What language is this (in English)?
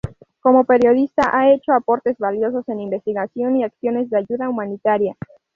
Spanish